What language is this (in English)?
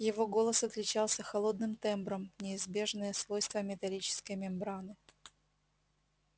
Russian